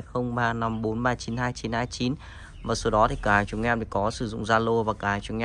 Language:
Vietnamese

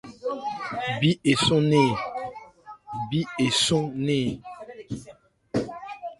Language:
Ebrié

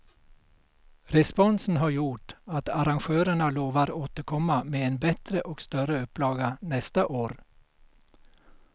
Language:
Swedish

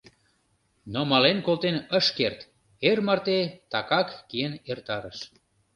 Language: Mari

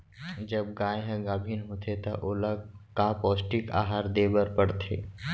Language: Chhattisgarhi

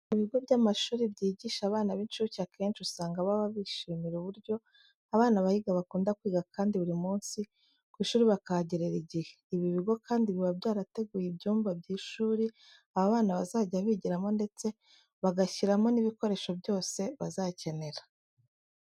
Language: Kinyarwanda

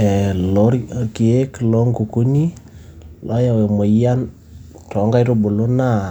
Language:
Masai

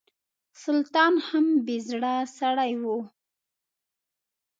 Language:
Pashto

